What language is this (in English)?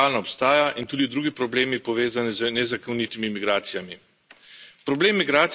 Slovenian